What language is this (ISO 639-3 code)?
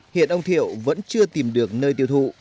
vie